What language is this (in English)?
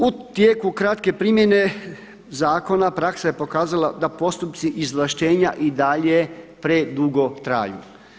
Croatian